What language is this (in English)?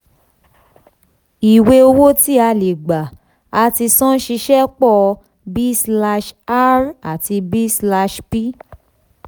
Yoruba